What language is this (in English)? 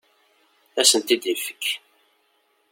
Kabyle